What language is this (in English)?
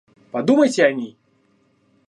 Russian